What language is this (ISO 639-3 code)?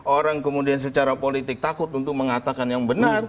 ind